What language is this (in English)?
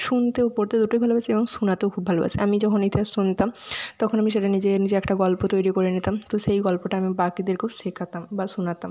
Bangla